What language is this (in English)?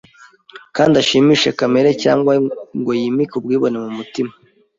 Kinyarwanda